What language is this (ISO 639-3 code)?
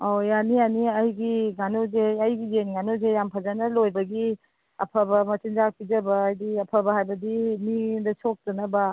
mni